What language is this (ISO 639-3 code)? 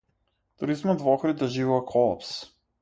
mkd